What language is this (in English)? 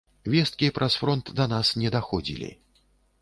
Belarusian